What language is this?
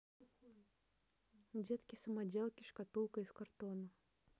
Russian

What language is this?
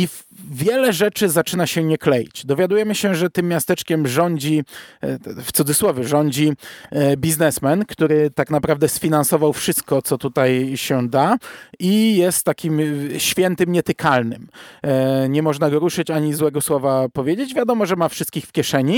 Polish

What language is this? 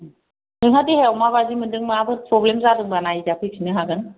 Bodo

